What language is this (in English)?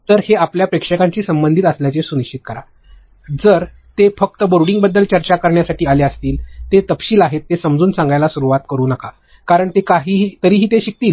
Marathi